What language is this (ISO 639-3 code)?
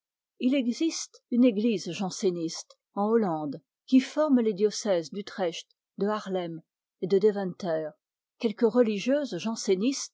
fra